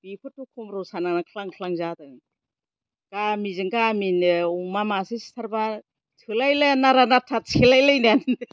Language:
Bodo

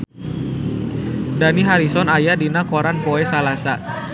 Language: Sundanese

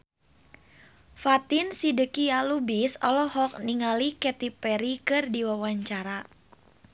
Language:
Sundanese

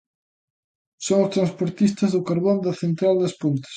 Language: Galician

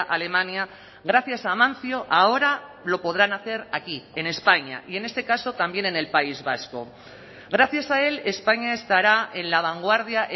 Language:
Spanish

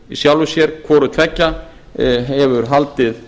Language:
Icelandic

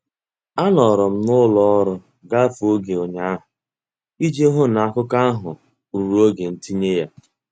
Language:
Igbo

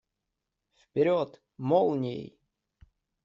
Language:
Russian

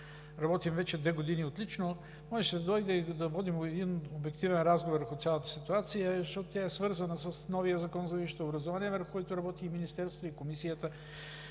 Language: Bulgarian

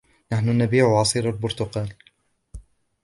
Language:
Arabic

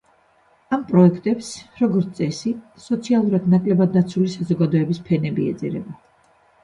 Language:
Georgian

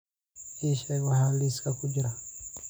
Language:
Somali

